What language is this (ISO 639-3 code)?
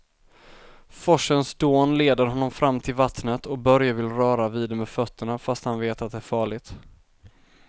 swe